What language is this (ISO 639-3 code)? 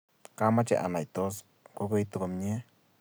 kln